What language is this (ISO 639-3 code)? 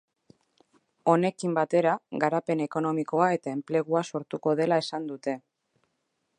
eus